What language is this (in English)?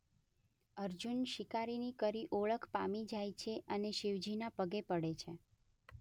Gujarati